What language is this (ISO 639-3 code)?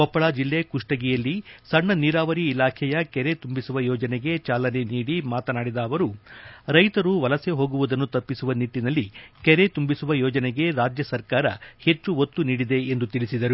kan